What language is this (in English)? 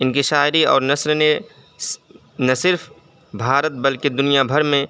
Urdu